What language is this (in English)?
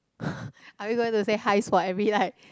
English